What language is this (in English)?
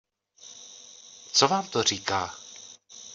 Czech